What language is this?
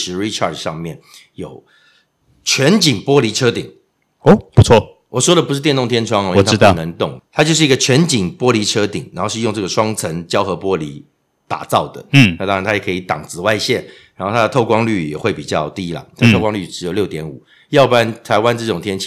Chinese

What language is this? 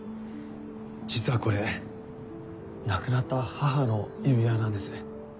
Japanese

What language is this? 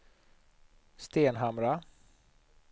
Swedish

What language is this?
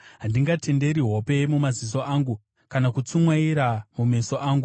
Shona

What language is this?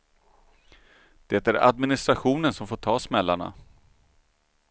Swedish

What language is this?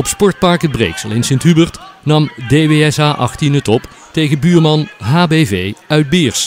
Dutch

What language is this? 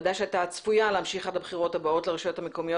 Hebrew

